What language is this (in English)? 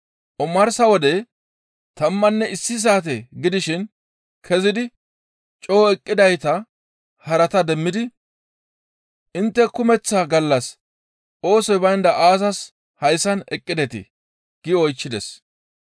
Gamo